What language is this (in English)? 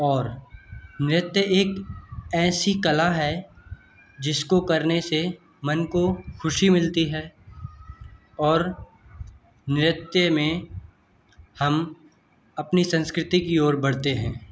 Hindi